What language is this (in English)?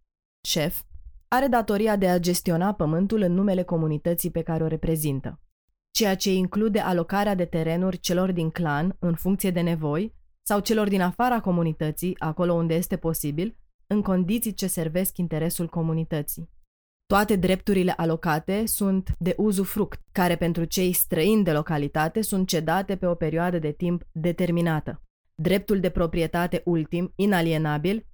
Romanian